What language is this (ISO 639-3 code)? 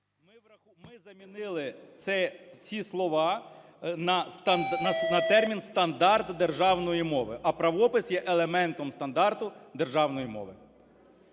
ukr